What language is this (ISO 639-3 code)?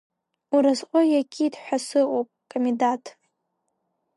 abk